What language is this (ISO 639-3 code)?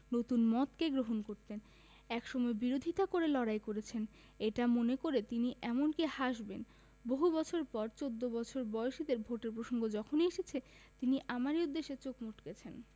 ben